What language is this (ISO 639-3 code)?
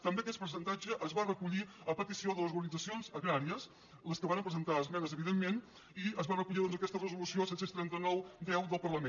cat